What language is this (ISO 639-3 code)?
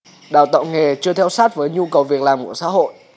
vie